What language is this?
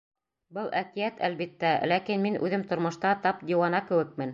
Bashkir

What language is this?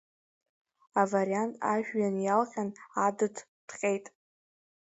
Abkhazian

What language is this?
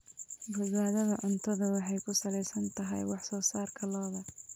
Somali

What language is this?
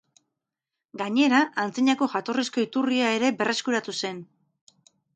Basque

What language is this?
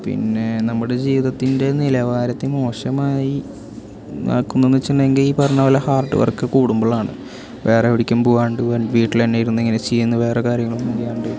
Malayalam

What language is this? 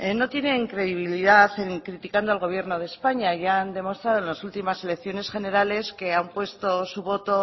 Spanish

